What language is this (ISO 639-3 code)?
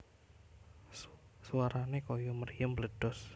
jav